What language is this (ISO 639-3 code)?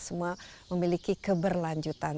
ind